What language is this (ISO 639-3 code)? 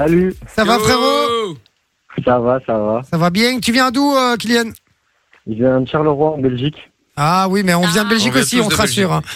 fra